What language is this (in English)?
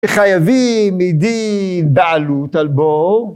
Hebrew